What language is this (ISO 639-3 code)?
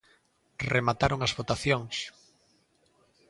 glg